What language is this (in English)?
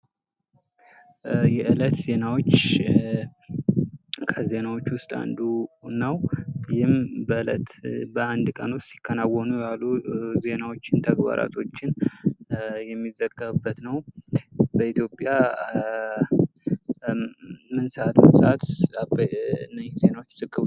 Amharic